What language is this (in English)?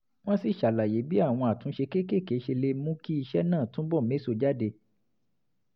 Yoruba